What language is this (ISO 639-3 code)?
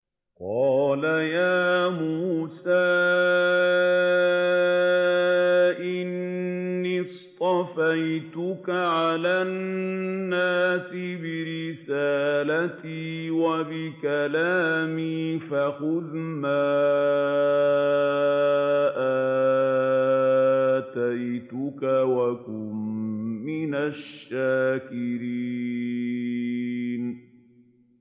ara